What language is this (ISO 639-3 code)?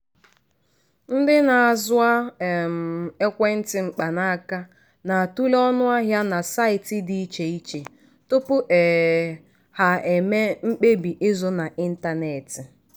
ibo